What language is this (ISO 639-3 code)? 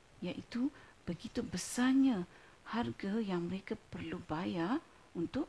msa